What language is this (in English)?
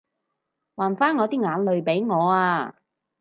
Cantonese